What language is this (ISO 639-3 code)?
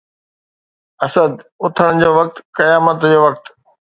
snd